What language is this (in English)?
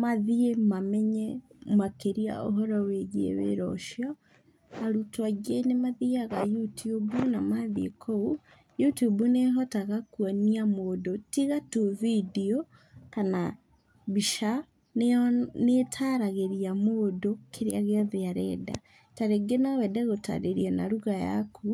Kikuyu